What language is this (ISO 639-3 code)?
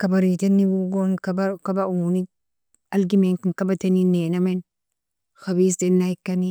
fia